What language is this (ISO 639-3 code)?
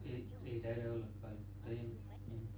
fin